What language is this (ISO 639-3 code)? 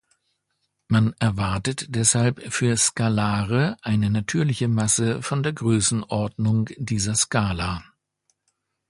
deu